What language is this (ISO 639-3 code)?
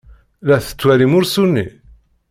kab